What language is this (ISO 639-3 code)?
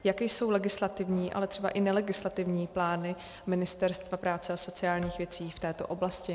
ces